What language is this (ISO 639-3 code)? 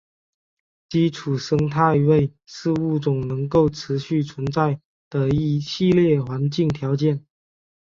zho